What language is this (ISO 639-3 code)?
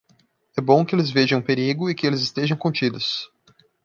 por